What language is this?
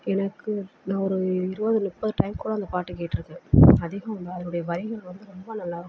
Tamil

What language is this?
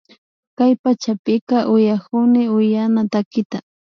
Imbabura Highland Quichua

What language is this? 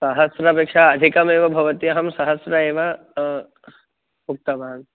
Sanskrit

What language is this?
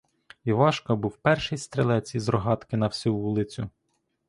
Ukrainian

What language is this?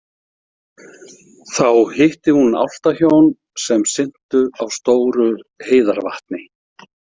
Icelandic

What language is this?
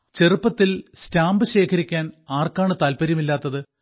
Malayalam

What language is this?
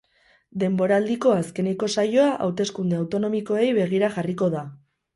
Basque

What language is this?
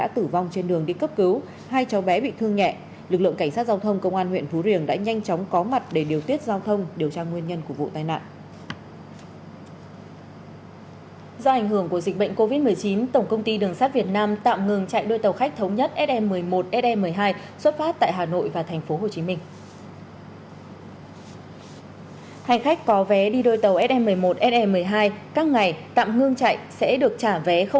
Vietnamese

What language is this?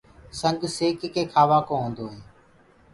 Gurgula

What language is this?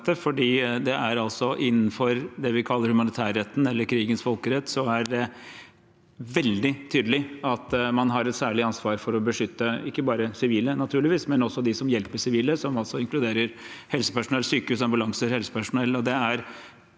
Norwegian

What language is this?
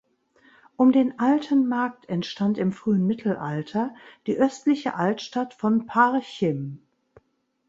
German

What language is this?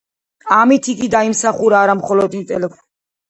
Georgian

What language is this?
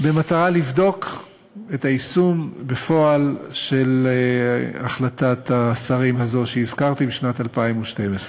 Hebrew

